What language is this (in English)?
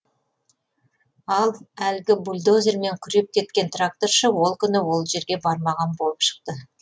Kazakh